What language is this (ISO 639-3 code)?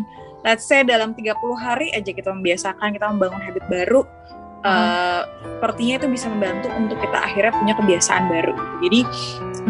ind